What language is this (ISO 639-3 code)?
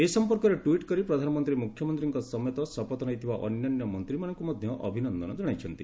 ori